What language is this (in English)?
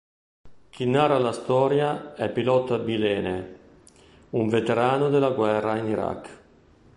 Italian